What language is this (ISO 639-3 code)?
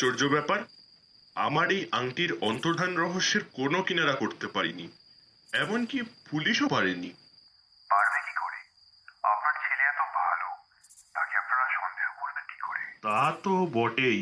ben